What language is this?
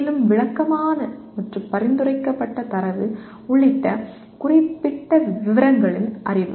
Tamil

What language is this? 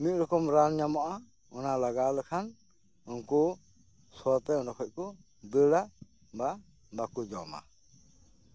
Santali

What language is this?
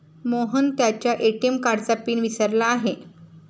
Marathi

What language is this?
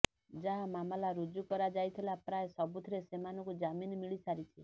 Odia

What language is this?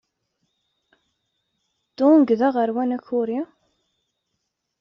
Kabyle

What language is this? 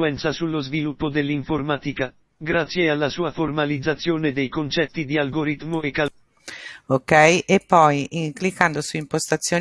Italian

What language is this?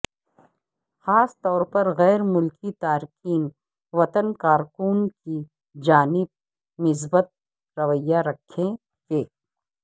Urdu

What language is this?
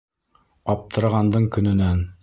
Bashkir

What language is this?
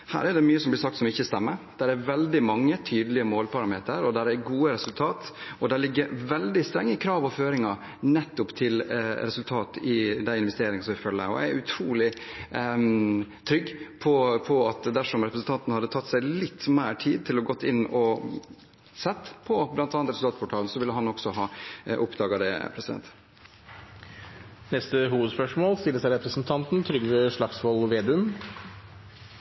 Norwegian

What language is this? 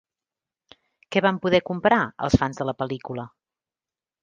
Catalan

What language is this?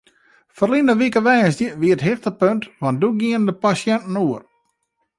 Western Frisian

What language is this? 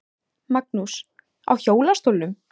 Icelandic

